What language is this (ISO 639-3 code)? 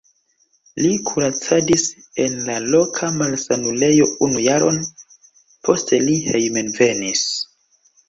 epo